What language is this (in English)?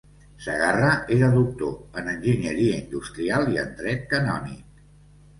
Catalan